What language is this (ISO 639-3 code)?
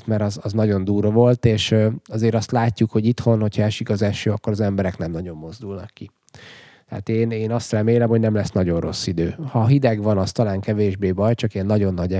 hun